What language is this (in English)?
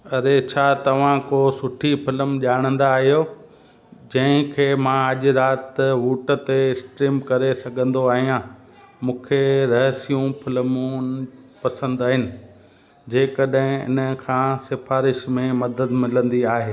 Sindhi